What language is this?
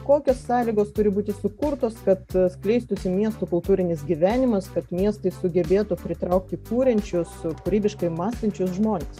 Lithuanian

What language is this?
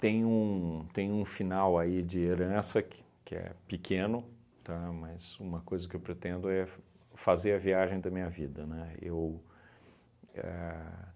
Portuguese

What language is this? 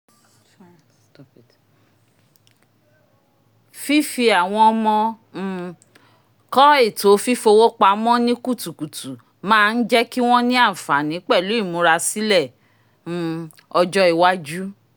Yoruba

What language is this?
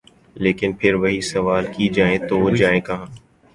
Urdu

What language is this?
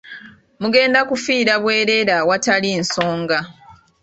Ganda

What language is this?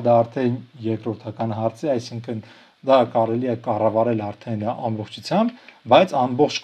Romanian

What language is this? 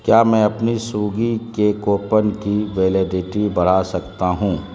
Urdu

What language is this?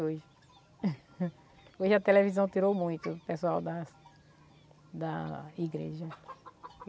Portuguese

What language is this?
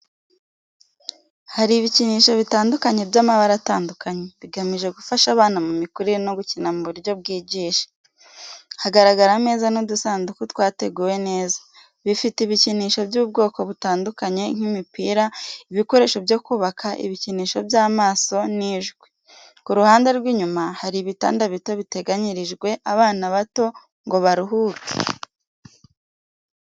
Kinyarwanda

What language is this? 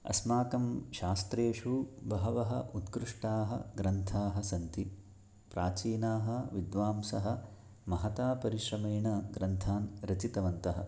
Sanskrit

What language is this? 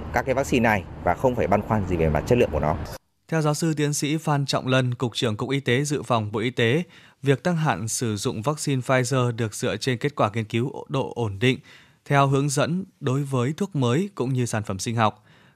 Vietnamese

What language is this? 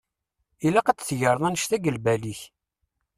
Kabyle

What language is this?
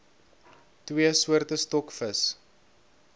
Afrikaans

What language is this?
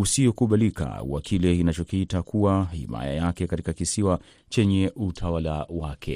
Swahili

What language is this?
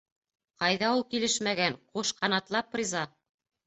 Bashkir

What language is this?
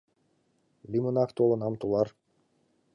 Mari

